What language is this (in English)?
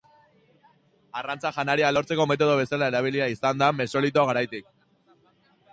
Basque